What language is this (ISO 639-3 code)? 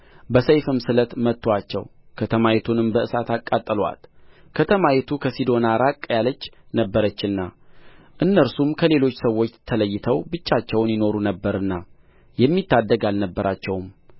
amh